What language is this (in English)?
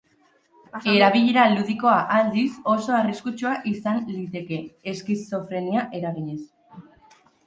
Basque